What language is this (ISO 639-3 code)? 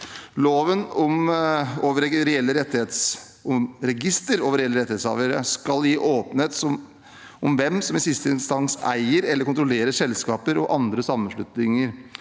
nor